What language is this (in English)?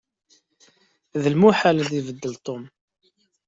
Kabyle